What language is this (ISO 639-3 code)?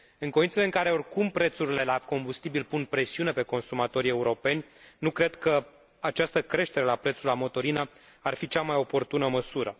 ron